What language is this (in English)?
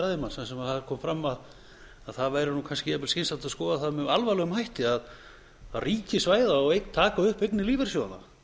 Icelandic